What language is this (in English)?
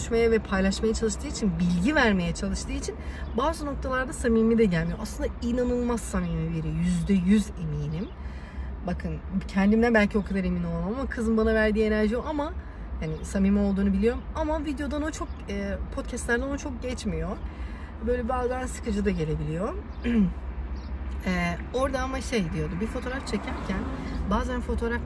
Turkish